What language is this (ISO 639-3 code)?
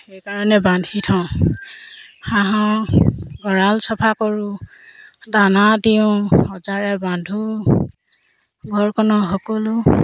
asm